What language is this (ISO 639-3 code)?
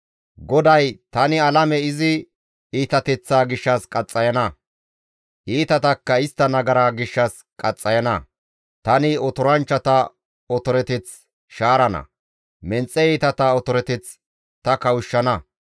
gmv